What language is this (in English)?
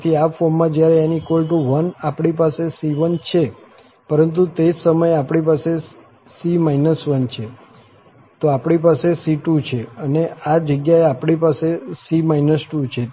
Gujarati